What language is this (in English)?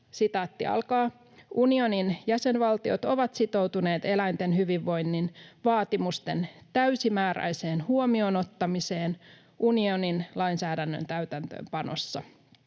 Finnish